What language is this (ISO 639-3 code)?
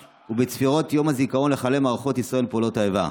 heb